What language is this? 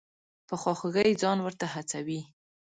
Pashto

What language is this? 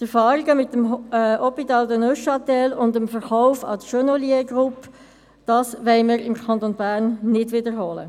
Swiss German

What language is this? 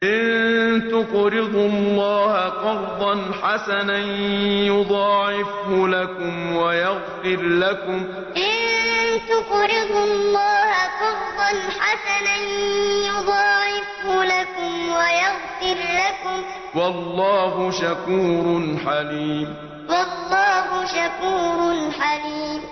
Arabic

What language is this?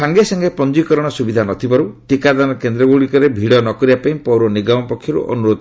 Odia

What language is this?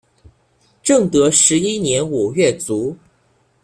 Chinese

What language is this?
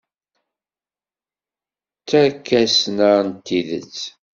Kabyle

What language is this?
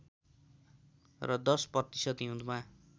Nepali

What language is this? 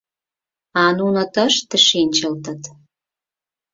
Mari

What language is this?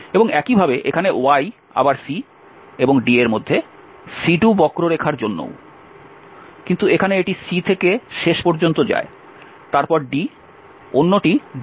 Bangla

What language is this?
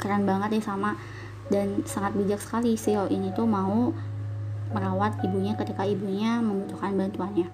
Indonesian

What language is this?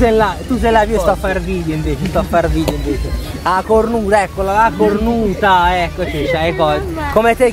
Italian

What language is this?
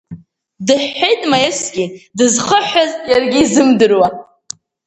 Abkhazian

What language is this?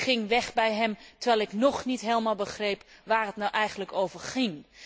Dutch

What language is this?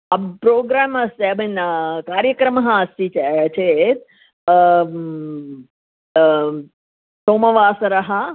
Sanskrit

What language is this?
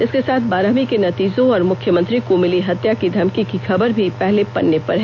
Hindi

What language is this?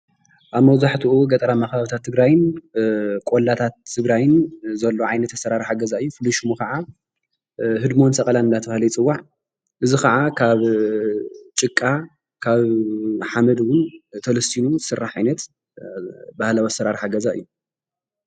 Tigrinya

